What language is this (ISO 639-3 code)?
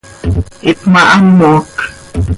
sei